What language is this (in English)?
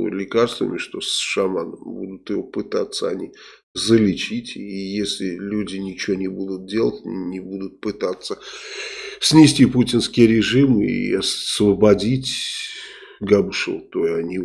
Russian